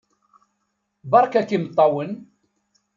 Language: Kabyle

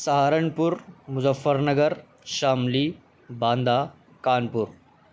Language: Urdu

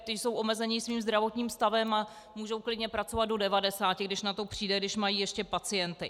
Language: Czech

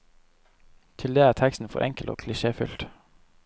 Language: Norwegian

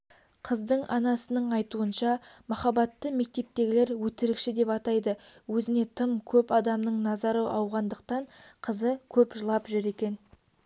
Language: Kazakh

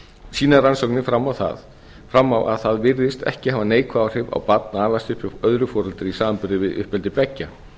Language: Icelandic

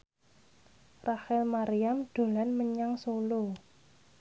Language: Javanese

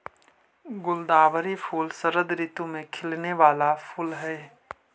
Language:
Magahi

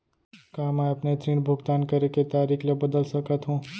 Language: Chhattisgarhi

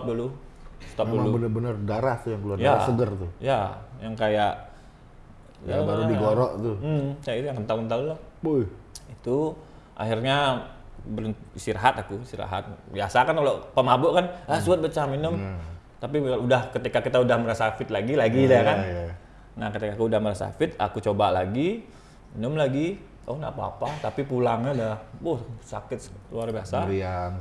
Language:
Indonesian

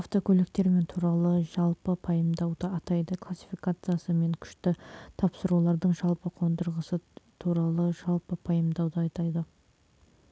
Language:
Kazakh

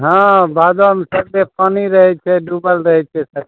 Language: Maithili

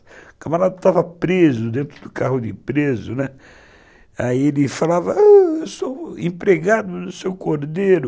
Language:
Portuguese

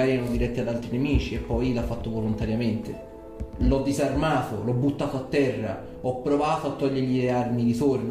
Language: Italian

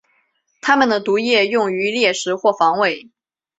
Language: Chinese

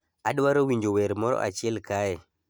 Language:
Luo (Kenya and Tanzania)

